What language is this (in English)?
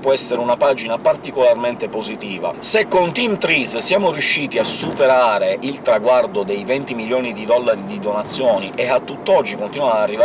Italian